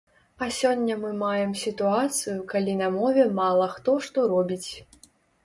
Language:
Belarusian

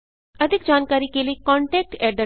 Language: Hindi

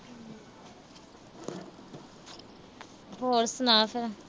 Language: Punjabi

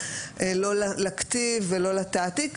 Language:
Hebrew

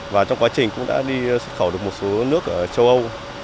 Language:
Vietnamese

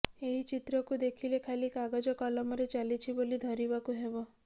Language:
Odia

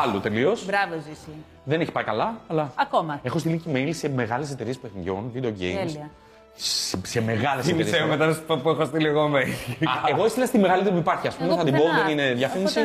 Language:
Greek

